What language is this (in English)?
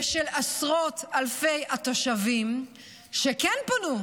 Hebrew